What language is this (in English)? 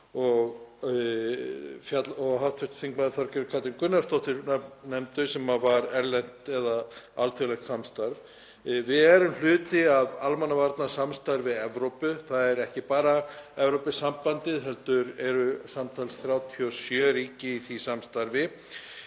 Icelandic